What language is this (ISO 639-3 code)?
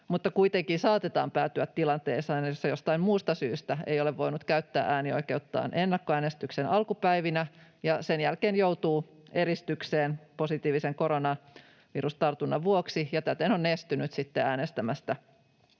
fin